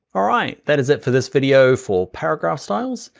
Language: English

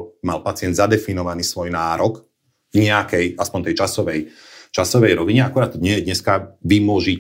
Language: Slovak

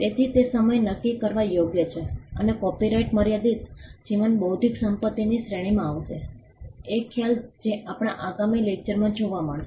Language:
Gujarati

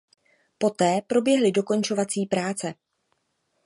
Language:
Czech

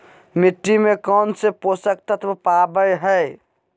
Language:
Magahi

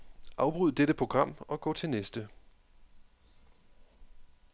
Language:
Danish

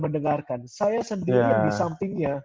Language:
Indonesian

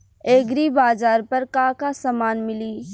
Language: Bhojpuri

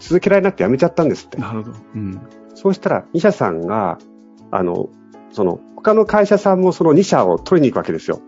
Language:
Japanese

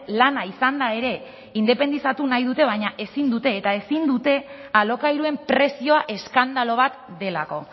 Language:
Basque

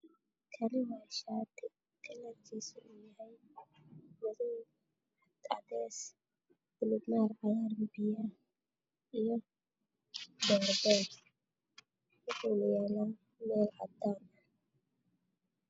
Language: Somali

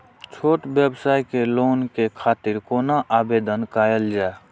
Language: Maithili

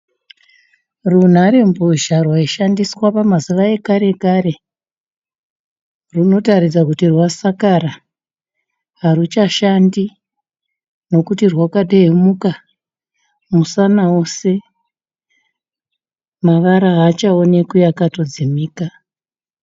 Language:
Shona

